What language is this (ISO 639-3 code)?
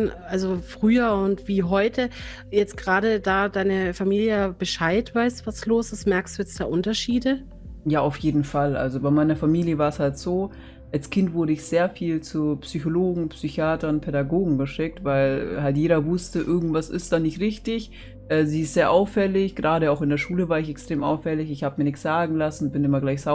deu